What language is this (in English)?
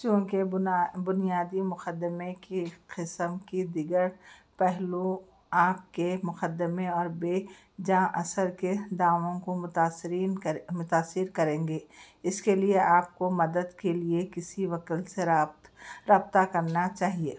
Urdu